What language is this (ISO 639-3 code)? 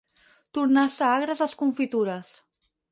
cat